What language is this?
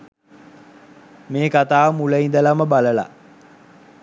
Sinhala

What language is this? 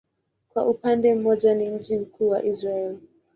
Swahili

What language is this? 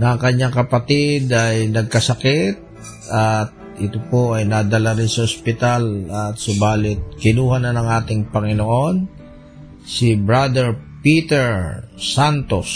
Filipino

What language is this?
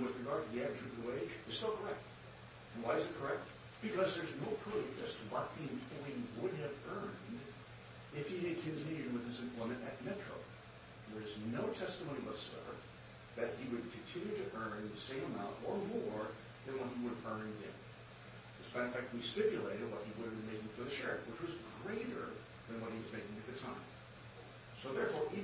English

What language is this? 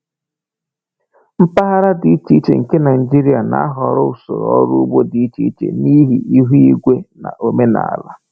Igbo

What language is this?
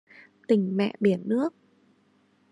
Vietnamese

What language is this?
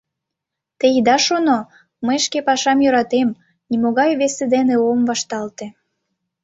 Mari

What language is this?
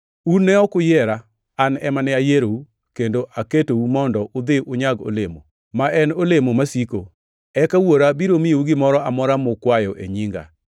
Luo (Kenya and Tanzania)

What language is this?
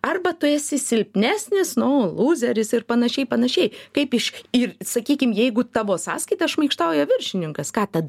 Lithuanian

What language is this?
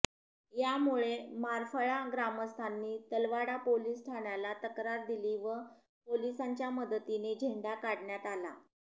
Marathi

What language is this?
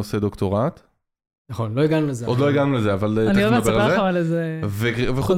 Hebrew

